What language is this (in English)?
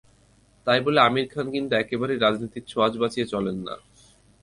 Bangla